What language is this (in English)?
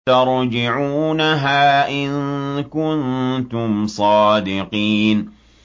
Arabic